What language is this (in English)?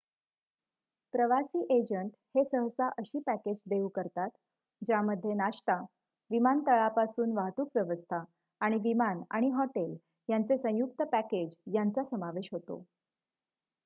Marathi